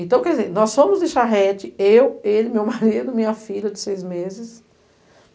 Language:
Portuguese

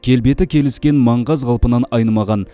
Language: Kazakh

